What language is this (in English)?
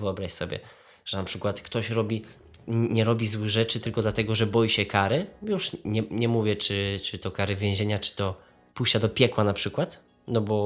Polish